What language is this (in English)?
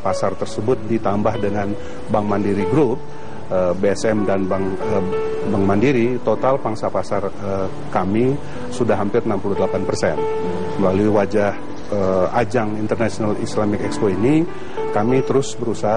Indonesian